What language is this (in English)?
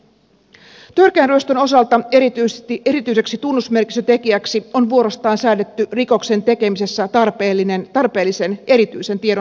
Finnish